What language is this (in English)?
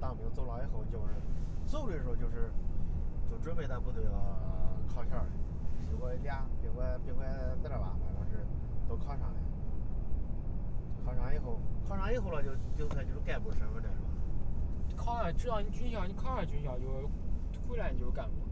Chinese